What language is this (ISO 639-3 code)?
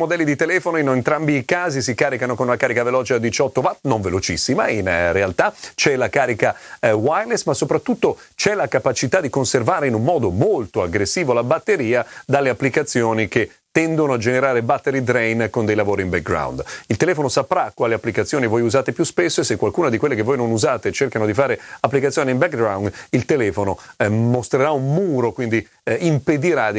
ita